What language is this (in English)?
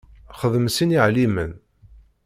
Kabyle